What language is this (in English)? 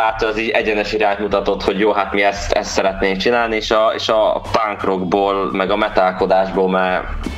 Hungarian